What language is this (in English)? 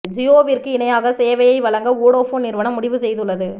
Tamil